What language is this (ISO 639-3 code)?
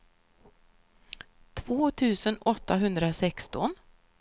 swe